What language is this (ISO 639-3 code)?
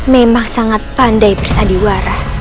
ind